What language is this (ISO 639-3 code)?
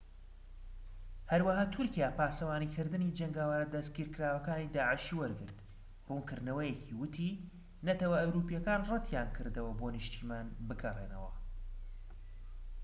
ckb